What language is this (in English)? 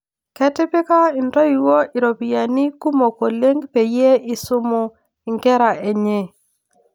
Masai